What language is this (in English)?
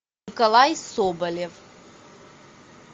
Russian